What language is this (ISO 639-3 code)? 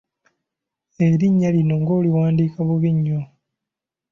lug